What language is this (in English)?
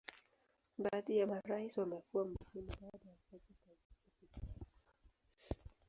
Swahili